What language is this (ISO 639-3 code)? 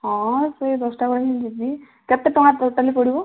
ori